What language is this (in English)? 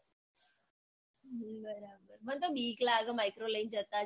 Gujarati